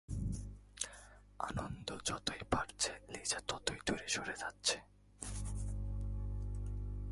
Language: Bangla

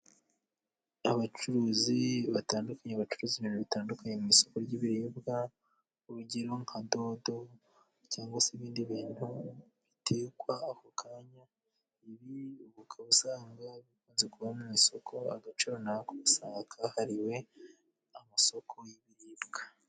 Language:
Kinyarwanda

